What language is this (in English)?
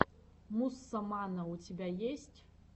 Russian